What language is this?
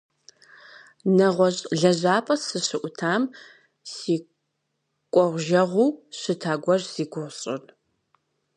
Kabardian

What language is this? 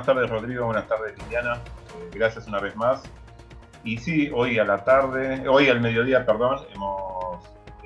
Spanish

